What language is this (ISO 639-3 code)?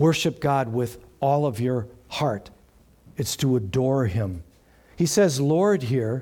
eng